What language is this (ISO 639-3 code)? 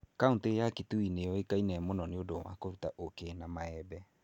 kik